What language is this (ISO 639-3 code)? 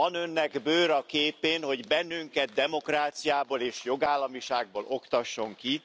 hun